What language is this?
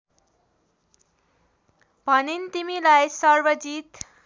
Nepali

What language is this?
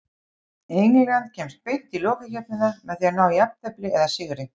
Icelandic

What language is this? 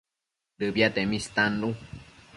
Matsés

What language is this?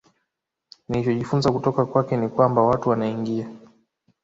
Swahili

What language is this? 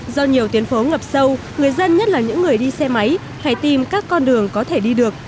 Vietnamese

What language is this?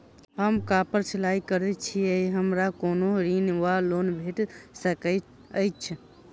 Maithili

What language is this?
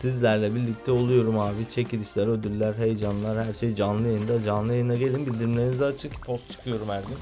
Turkish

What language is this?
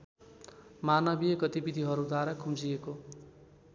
Nepali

